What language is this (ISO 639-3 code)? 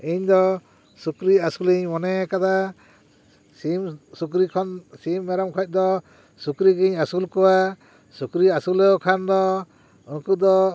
sat